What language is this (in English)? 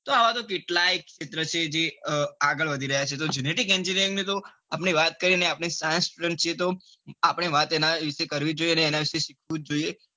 Gujarati